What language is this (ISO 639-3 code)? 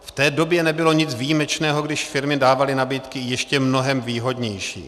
ces